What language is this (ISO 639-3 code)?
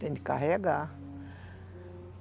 por